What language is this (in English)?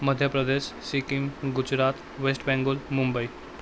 Nepali